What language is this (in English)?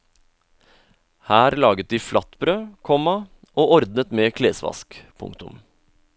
Norwegian